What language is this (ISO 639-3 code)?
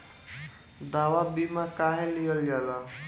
bho